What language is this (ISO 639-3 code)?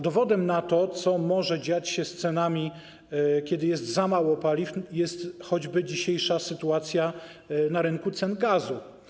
pol